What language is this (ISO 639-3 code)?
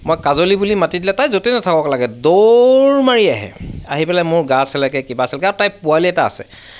asm